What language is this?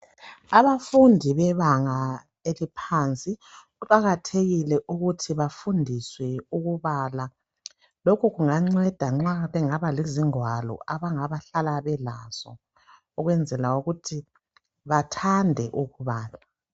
North Ndebele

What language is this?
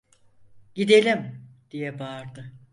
Turkish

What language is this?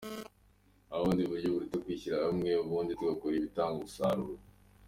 Kinyarwanda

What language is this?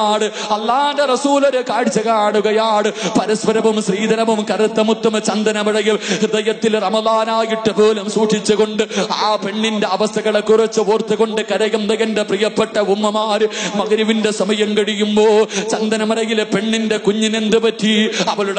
Arabic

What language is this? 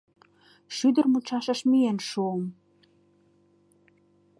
Mari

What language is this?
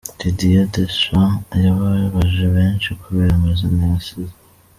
Kinyarwanda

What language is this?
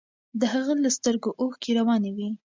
Pashto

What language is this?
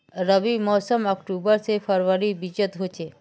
Magahi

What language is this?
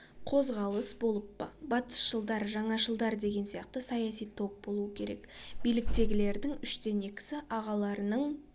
Kazakh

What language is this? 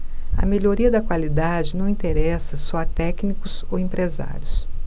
Portuguese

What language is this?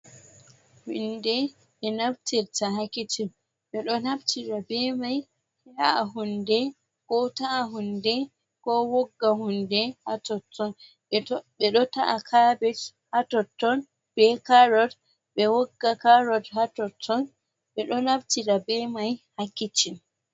Fula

